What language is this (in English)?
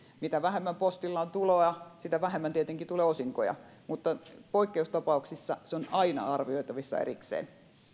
Finnish